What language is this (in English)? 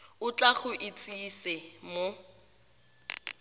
Tswana